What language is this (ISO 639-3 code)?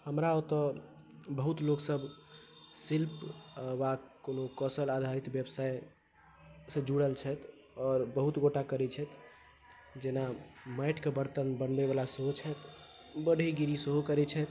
mai